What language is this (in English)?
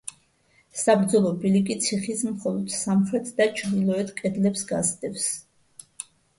Georgian